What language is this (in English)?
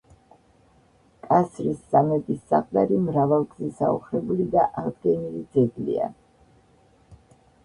Georgian